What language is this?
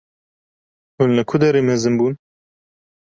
Kurdish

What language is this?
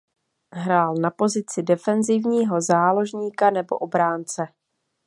Czech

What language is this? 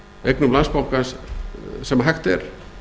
Icelandic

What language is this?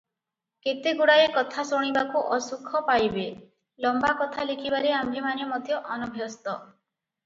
Odia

